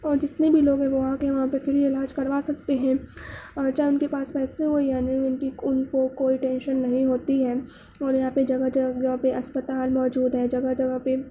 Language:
Urdu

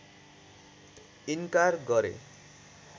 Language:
Nepali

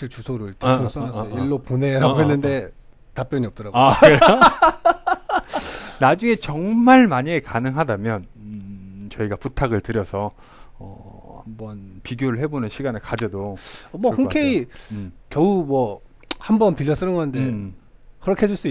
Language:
Korean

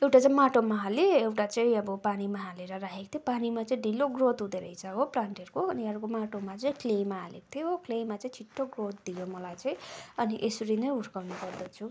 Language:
Nepali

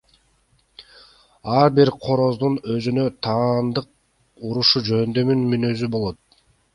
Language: Kyrgyz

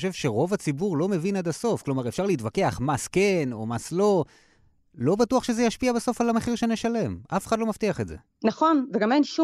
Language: Hebrew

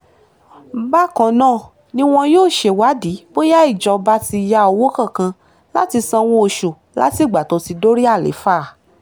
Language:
Yoruba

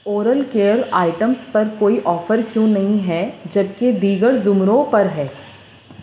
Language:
Urdu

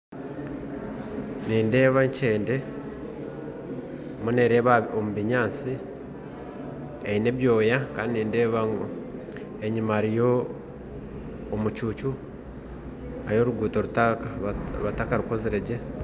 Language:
Nyankole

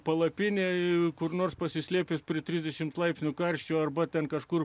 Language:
Lithuanian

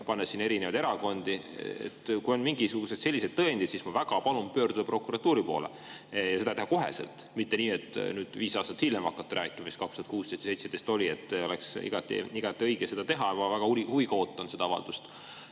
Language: Estonian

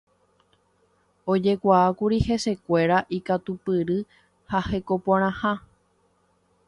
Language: Guarani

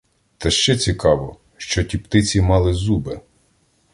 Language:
Ukrainian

